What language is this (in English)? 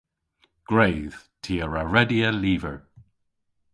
Cornish